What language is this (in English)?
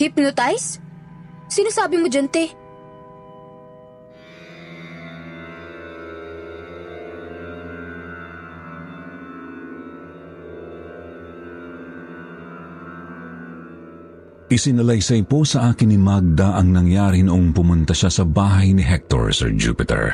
Filipino